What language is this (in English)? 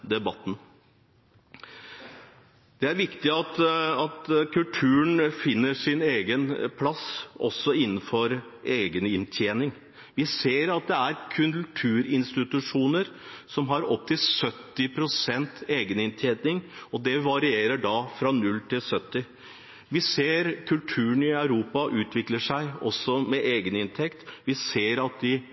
Norwegian Bokmål